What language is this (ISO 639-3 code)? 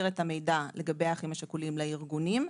heb